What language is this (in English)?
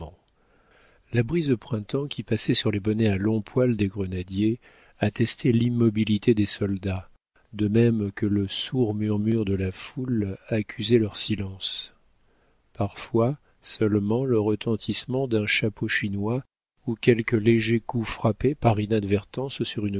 French